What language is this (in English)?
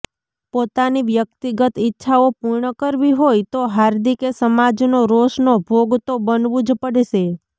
Gujarati